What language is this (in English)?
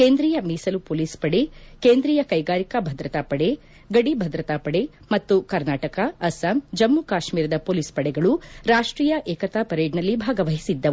Kannada